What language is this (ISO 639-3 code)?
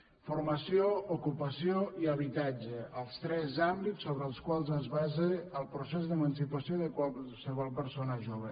cat